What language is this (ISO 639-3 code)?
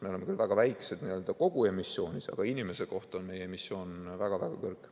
est